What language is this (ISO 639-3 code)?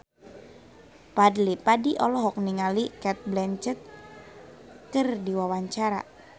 sun